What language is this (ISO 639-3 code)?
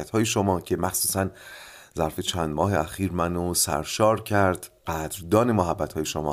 fas